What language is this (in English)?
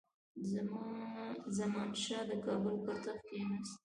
Pashto